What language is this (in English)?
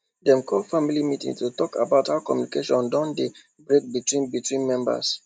Nigerian Pidgin